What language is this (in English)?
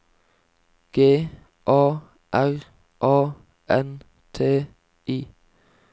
Norwegian